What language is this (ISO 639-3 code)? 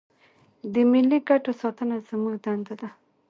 pus